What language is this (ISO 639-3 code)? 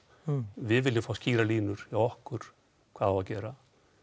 isl